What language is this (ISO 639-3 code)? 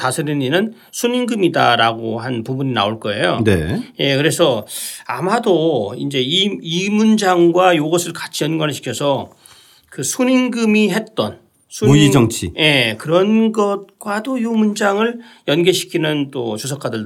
kor